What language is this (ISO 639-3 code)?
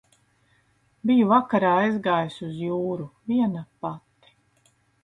lav